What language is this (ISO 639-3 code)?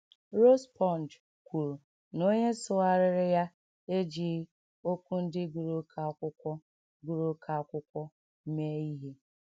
ibo